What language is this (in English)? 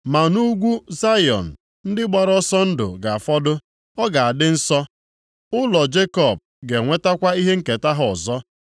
Igbo